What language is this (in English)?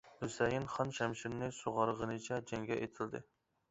Uyghur